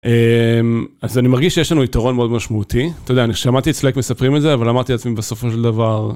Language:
Hebrew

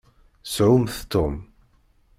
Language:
Kabyle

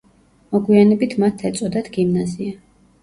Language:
Georgian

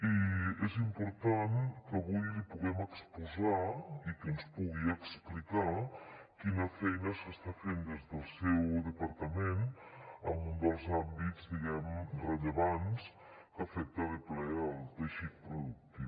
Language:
Catalan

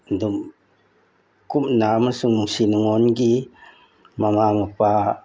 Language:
Manipuri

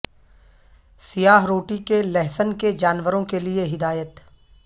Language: Urdu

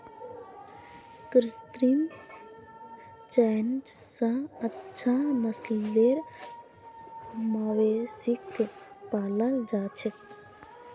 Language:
Magahi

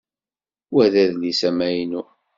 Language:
Kabyle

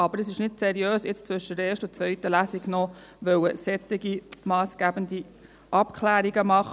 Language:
Swiss German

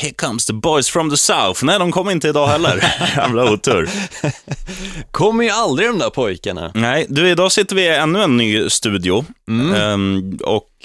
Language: Swedish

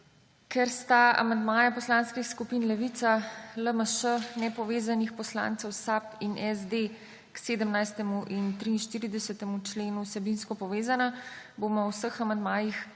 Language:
Slovenian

